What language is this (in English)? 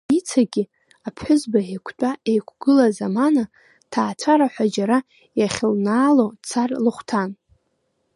Abkhazian